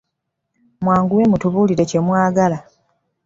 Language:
Ganda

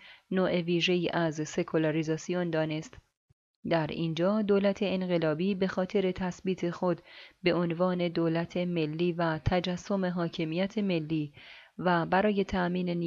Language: Persian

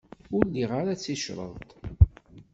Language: Kabyle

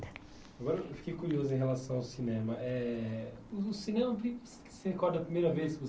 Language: Portuguese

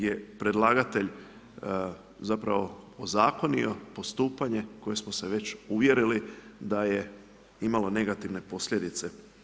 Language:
Croatian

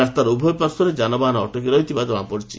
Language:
Odia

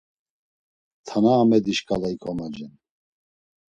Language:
Laz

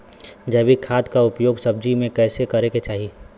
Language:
Bhojpuri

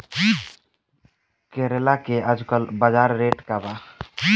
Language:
Bhojpuri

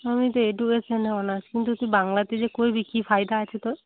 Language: Bangla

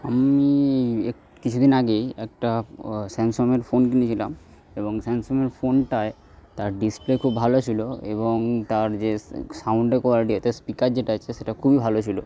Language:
Bangla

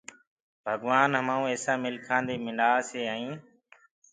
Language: Gurgula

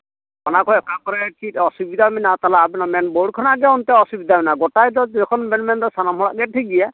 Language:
Santali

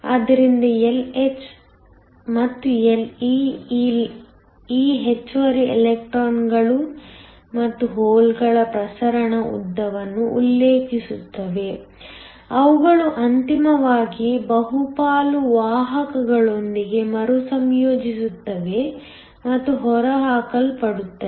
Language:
Kannada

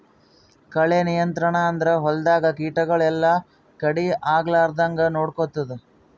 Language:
Kannada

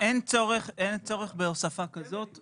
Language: Hebrew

